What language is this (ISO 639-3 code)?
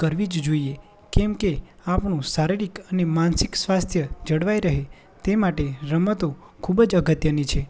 guj